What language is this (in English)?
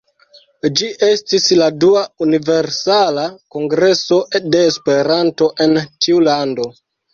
Esperanto